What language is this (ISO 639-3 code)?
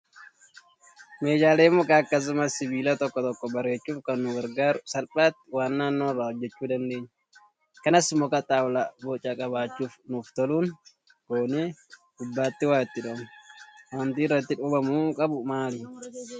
orm